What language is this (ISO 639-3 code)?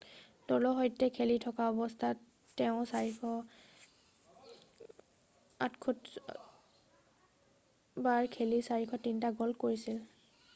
asm